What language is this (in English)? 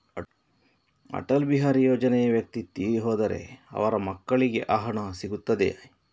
Kannada